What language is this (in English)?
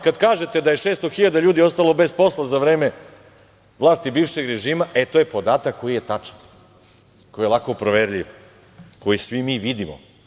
Serbian